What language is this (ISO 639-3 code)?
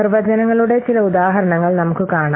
mal